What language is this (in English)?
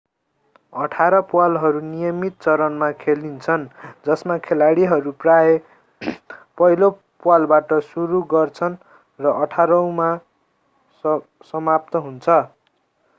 Nepali